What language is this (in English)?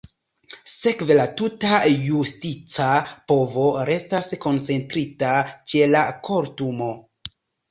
Esperanto